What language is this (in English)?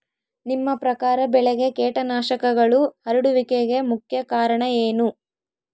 Kannada